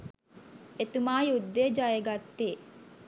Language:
Sinhala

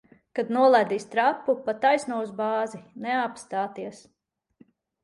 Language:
Latvian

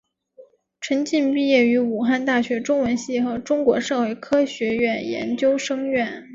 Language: Chinese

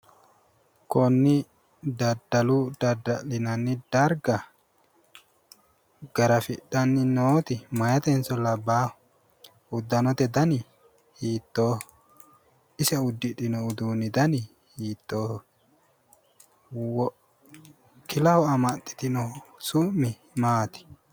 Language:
Sidamo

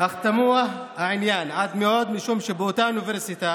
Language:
Hebrew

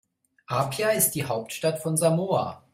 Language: German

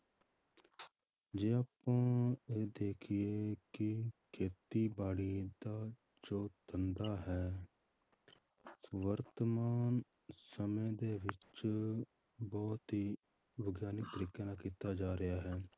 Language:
Punjabi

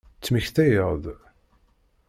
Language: Kabyle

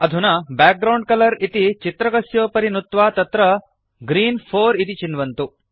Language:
Sanskrit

